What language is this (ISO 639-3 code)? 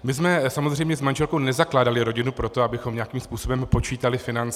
ces